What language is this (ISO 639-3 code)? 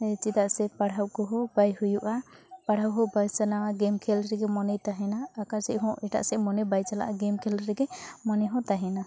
sat